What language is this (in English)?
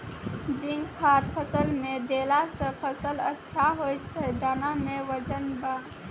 Maithili